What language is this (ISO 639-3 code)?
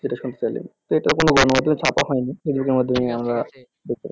ben